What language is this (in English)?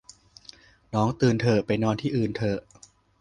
Thai